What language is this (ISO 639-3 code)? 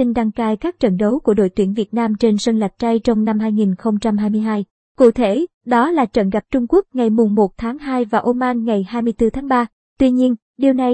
vie